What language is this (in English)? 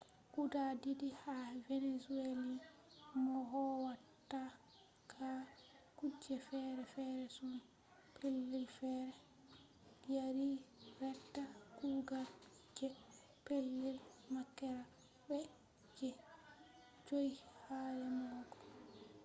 Fula